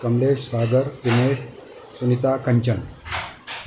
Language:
Sindhi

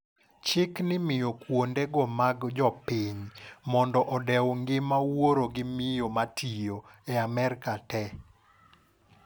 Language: Luo (Kenya and Tanzania)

